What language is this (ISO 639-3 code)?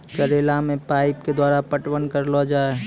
mai